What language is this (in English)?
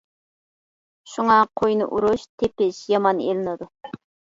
Uyghur